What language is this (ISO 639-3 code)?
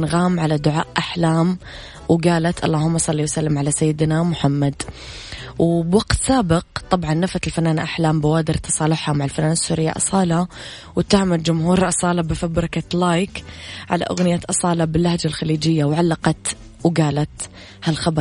ara